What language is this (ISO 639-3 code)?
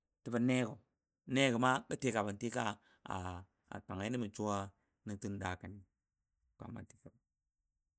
dbd